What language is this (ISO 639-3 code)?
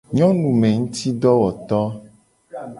gej